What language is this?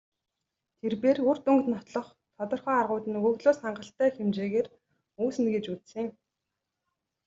Mongolian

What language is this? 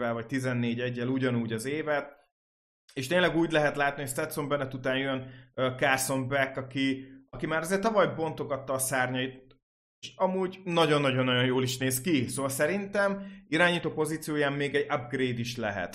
Hungarian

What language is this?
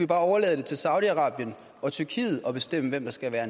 Danish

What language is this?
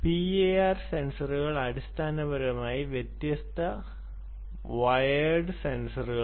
Malayalam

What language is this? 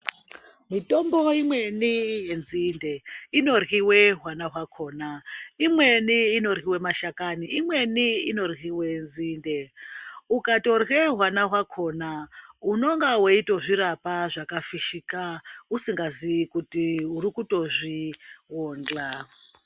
Ndau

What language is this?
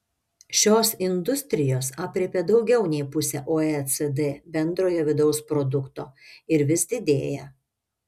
Lithuanian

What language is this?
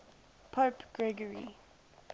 English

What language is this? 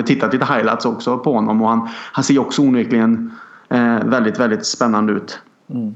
Swedish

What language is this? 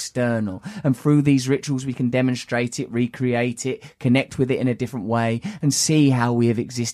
English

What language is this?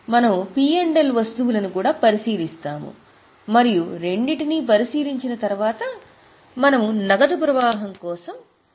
Telugu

